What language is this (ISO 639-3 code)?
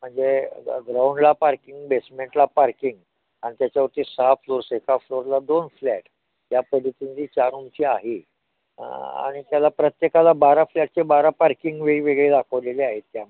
mar